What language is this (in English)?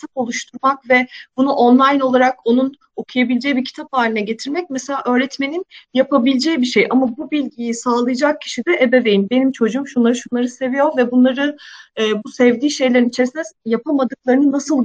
Turkish